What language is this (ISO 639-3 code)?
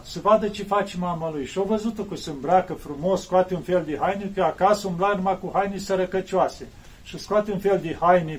ron